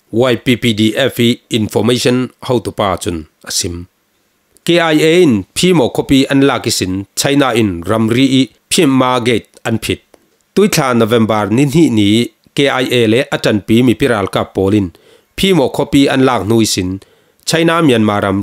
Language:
Thai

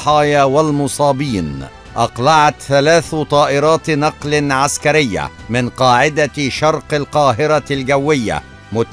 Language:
Arabic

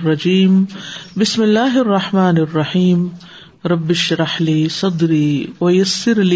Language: Urdu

